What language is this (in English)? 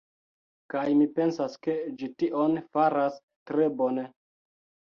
Esperanto